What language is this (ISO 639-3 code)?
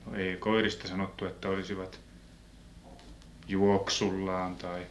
fin